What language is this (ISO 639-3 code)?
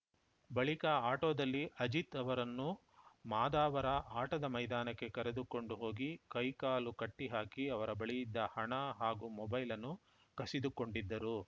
kan